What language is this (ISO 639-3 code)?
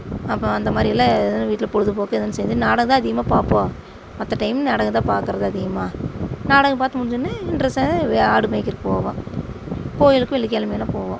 tam